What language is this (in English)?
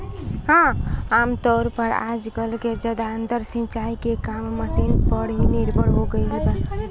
Bhojpuri